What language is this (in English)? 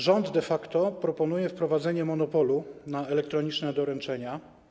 Polish